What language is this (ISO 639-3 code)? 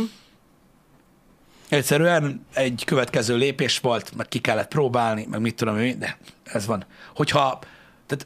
hun